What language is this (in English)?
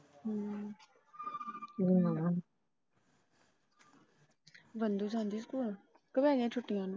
Punjabi